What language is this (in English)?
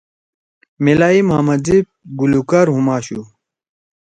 Torwali